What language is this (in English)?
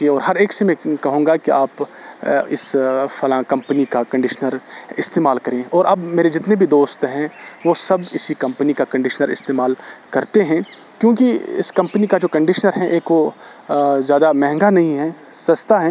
Urdu